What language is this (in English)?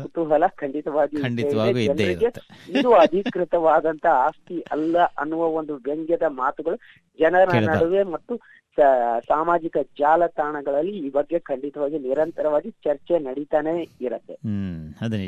Kannada